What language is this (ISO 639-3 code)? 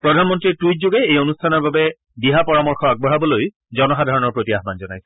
asm